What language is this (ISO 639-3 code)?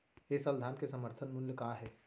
hne